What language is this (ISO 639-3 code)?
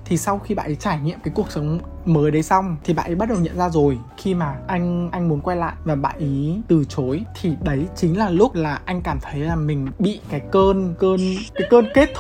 vie